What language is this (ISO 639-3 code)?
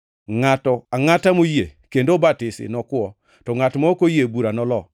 luo